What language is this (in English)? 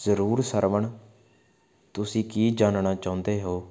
Punjabi